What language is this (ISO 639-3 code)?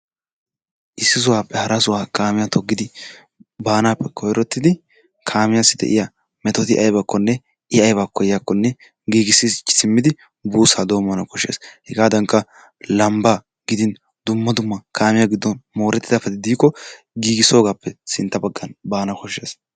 wal